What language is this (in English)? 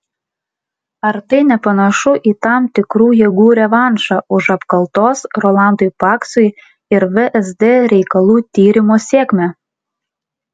Lithuanian